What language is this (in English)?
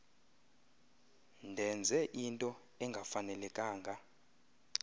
Xhosa